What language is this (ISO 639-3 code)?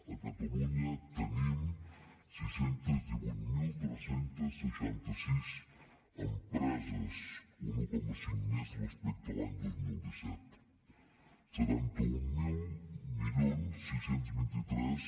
cat